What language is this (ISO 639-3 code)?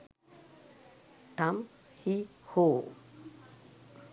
sin